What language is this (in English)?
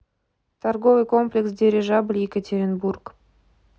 Russian